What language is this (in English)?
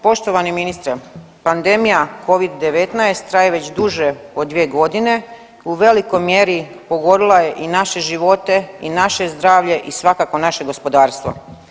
Croatian